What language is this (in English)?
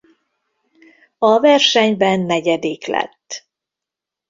Hungarian